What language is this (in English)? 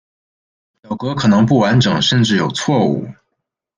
Chinese